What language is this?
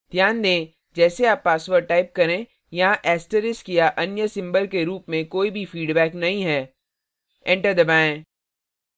Hindi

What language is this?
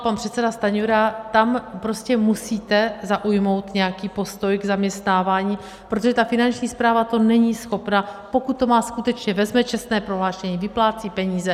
Czech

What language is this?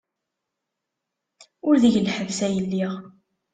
Kabyle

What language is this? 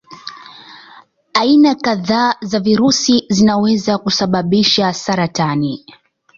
Swahili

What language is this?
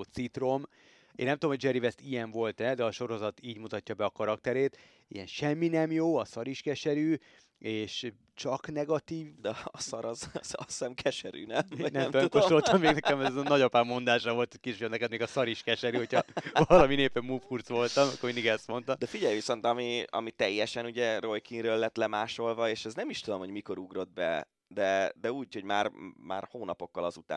Hungarian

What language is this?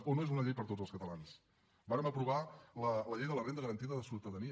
Catalan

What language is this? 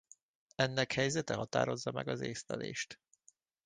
Hungarian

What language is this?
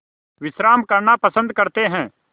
Hindi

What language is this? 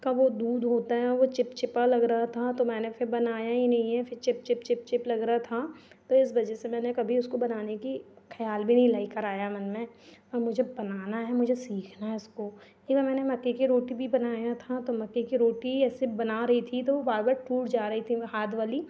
Hindi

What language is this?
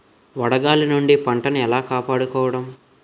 Telugu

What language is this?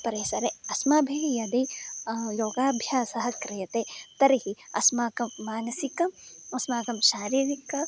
Sanskrit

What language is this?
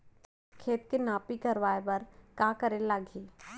Chhattisgarhi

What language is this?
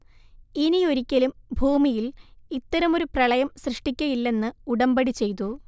Malayalam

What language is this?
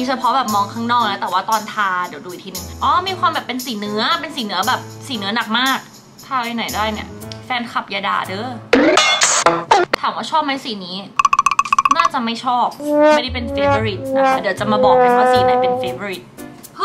Thai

